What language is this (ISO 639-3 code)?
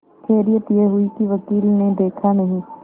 hin